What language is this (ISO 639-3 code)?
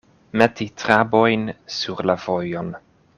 epo